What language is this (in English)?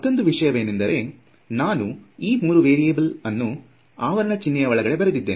Kannada